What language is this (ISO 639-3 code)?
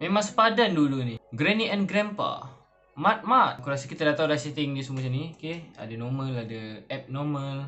msa